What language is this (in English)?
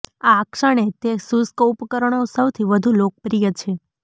Gujarati